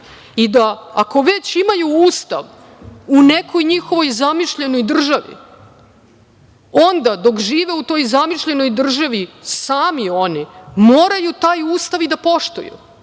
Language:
Serbian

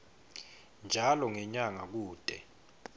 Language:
Swati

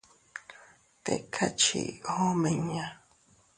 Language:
Teutila Cuicatec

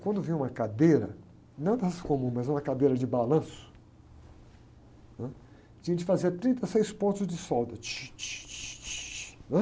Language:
Portuguese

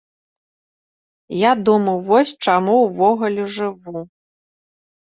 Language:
Belarusian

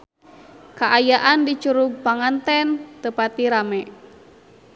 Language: Sundanese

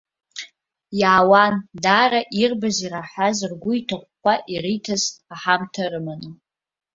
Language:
Abkhazian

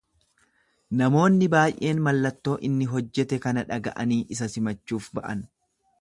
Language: Oromo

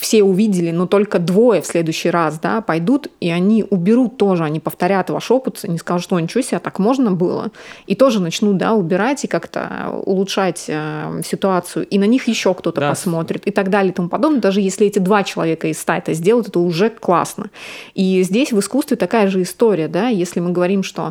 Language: Russian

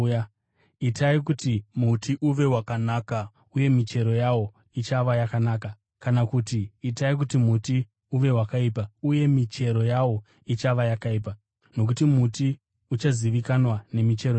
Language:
Shona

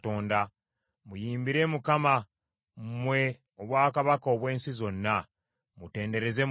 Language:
Ganda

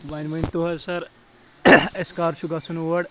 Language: Kashmiri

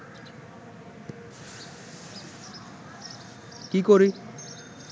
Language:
Bangla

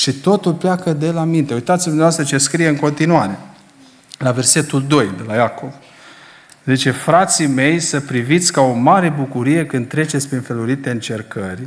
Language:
Romanian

